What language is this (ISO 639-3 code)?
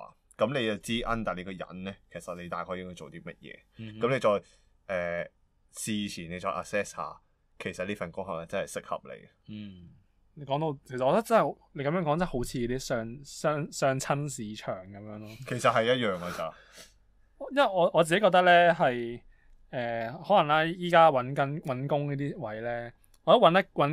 zho